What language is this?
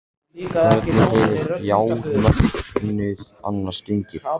Icelandic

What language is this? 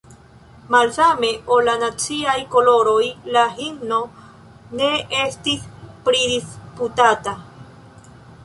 Esperanto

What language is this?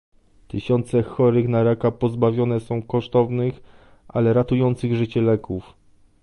Polish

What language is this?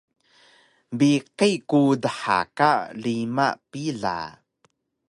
Taroko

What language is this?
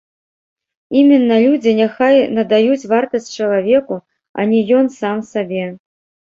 Belarusian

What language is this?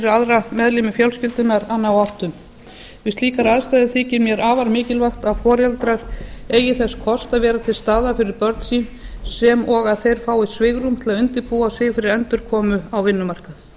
Icelandic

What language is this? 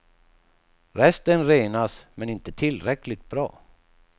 Swedish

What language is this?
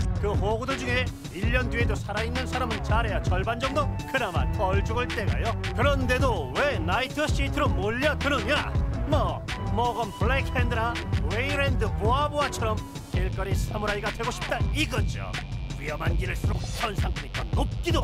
Korean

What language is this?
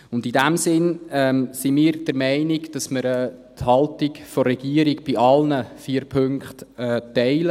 Swiss German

